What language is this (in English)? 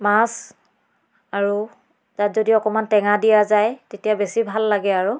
Assamese